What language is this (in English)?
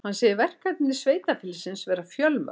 Icelandic